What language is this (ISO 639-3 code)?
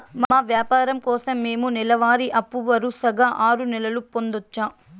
tel